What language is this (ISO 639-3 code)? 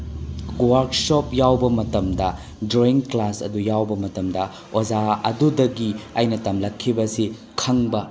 mni